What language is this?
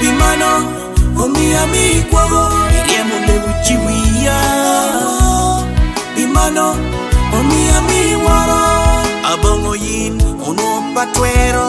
Vietnamese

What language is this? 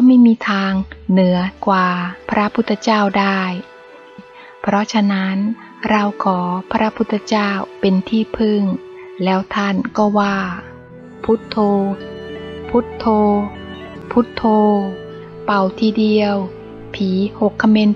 Thai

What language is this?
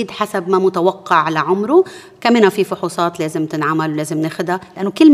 Arabic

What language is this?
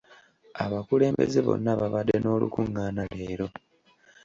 Ganda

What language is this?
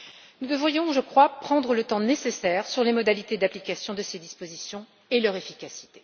French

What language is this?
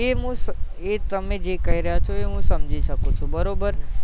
Gujarati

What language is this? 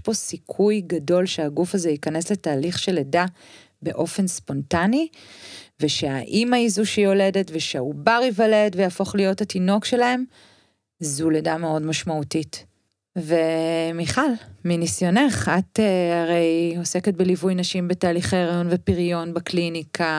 Hebrew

